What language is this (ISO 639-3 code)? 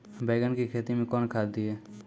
mai